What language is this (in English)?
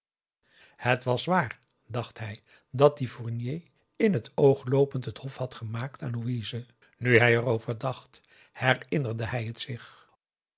Dutch